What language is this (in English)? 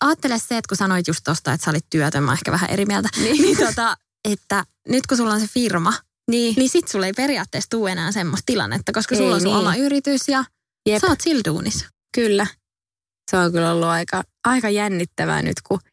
Finnish